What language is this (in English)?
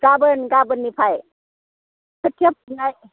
Bodo